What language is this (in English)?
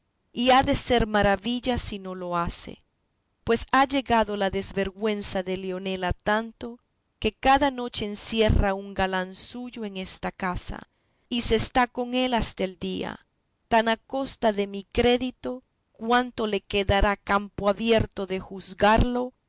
Spanish